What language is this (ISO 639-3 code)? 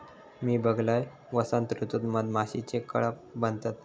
mar